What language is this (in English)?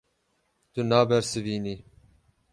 Kurdish